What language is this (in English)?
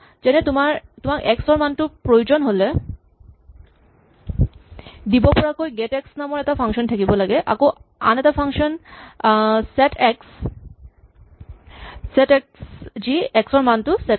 Assamese